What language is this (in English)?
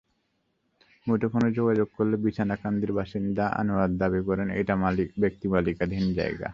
Bangla